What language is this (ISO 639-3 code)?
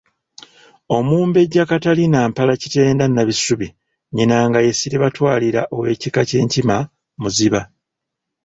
lug